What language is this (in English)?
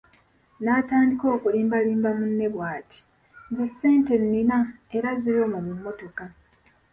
Ganda